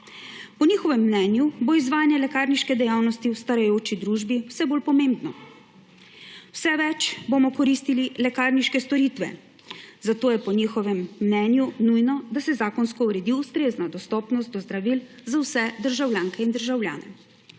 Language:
Slovenian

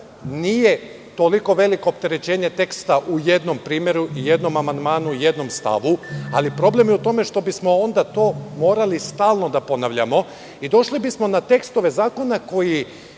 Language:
Serbian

